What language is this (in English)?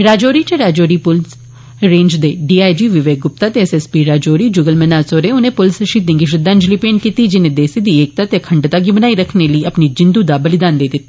Dogri